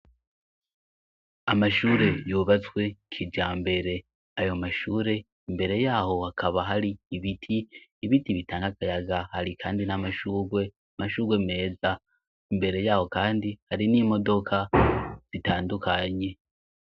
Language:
Rundi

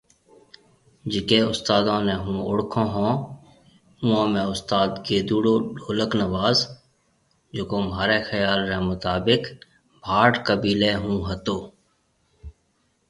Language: Marwari (Pakistan)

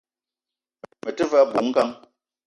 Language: Eton (Cameroon)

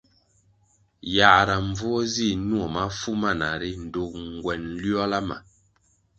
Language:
Kwasio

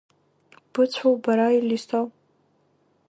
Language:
Abkhazian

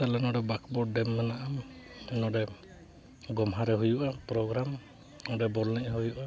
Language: Santali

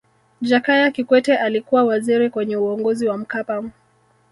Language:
Swahili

